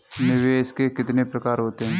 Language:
Hindi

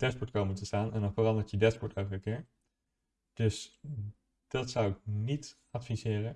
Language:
Dutch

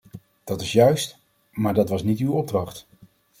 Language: Dutch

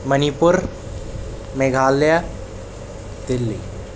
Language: Urdu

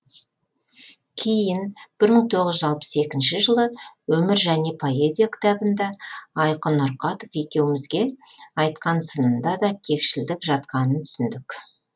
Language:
Kazakh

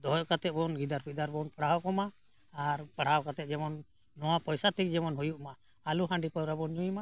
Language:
Santali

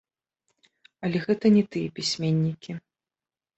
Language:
Belarusian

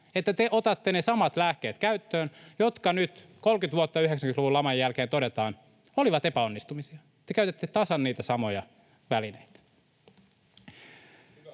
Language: Finnish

